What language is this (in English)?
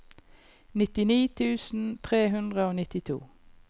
Norwegian